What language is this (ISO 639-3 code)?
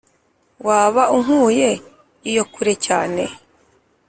kin